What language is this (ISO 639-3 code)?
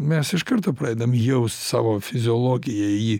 lit